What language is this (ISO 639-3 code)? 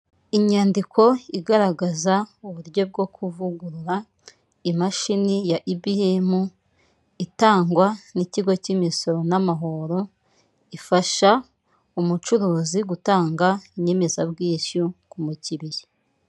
kin